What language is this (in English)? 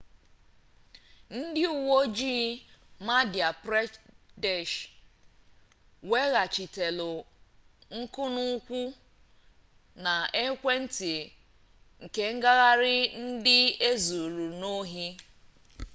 Igbo